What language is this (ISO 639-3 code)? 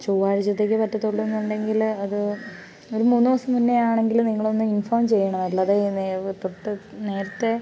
mal